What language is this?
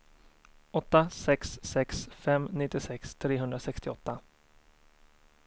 Swedish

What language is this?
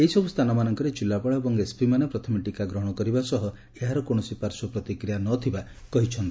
Odia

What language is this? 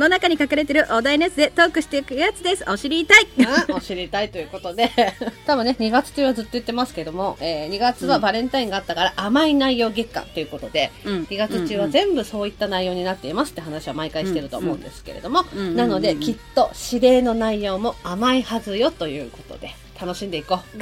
Japanese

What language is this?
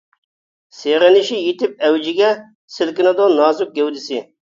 Uyghur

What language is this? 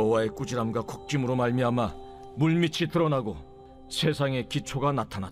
Korean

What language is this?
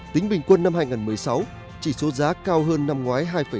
Vietnamese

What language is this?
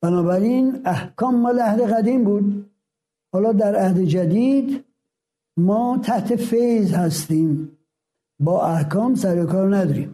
Persian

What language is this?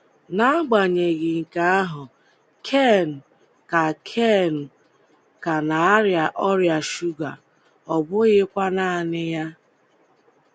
Igbo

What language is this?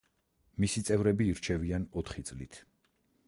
Georgian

